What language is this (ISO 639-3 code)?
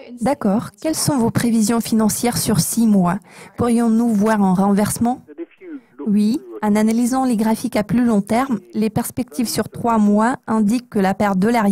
fra